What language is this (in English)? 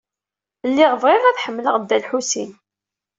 Kabyle